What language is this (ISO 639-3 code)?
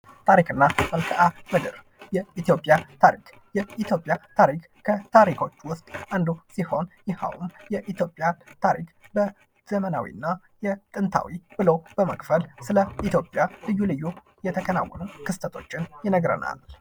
amh